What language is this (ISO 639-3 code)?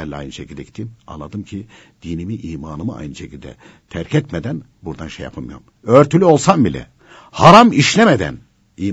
tur